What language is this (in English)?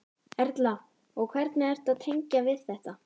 Icelandic